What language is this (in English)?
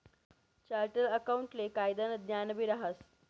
Marathi